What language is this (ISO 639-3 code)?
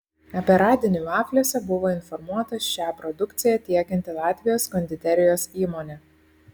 lit